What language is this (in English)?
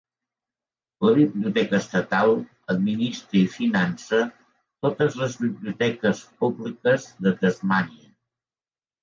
Catalan